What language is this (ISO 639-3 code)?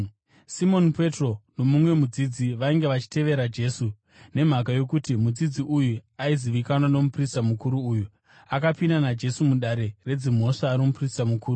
sna